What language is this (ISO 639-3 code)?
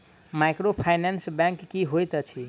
mai